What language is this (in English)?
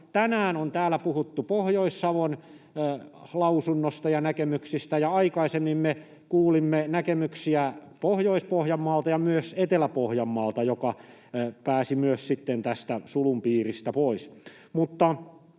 Finnish